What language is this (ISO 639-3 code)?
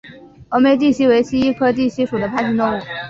zho